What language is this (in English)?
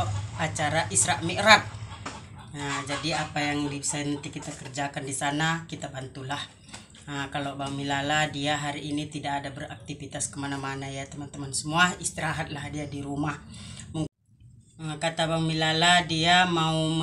Indonesian